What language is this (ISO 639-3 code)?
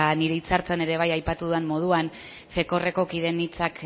eus